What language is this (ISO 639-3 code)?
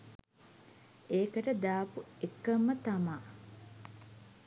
sin